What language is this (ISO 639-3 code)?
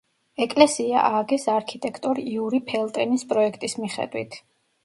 kat